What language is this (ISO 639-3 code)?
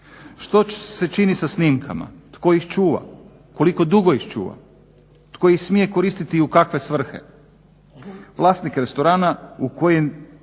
hrv